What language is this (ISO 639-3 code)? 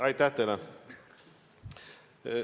est